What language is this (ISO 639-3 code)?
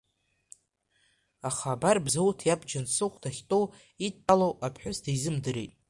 abk